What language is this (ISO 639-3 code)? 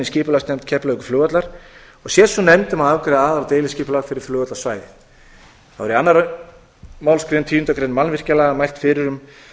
isl